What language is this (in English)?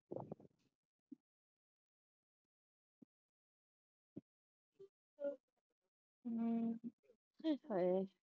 Punjabi